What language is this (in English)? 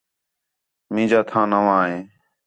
Khetrani